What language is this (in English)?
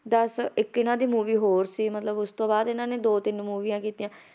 Punjabi